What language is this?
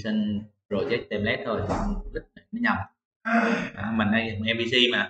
Vietnamese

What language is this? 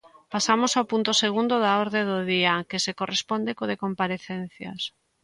Galician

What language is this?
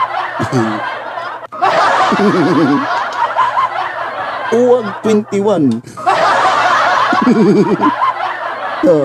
Filipino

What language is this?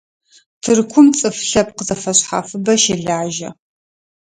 Adyghe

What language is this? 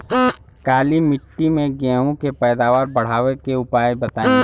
Bhojpuri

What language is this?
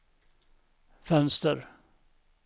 Swedish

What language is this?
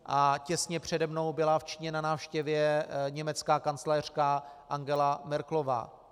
Czech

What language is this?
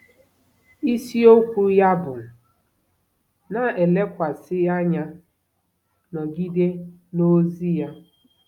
Igbo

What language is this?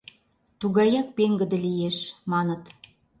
Mari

